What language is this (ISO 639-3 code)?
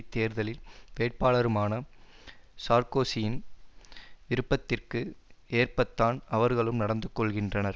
tam